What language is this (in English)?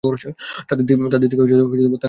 Bangla